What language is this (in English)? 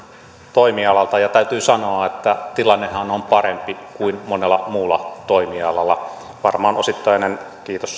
Finnish